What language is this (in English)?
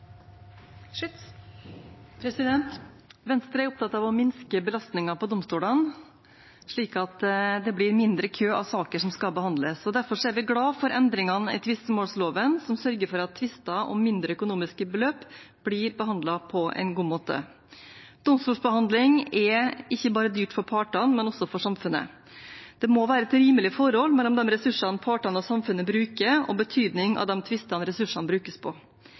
Norwegian